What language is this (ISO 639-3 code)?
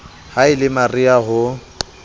sot